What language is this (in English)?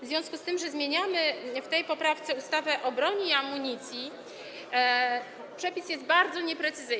Polish